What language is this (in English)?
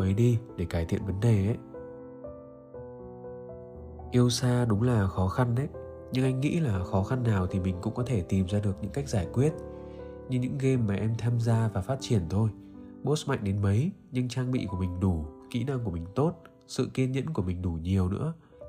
Vietnamese